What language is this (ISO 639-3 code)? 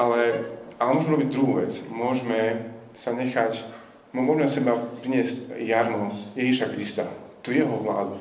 slk